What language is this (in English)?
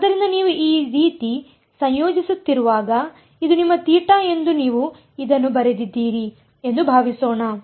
Kannada